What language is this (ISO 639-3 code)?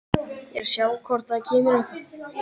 isl